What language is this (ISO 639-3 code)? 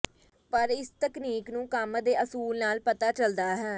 pan